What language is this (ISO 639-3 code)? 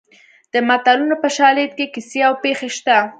pus